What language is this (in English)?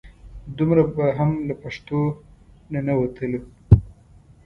Pashto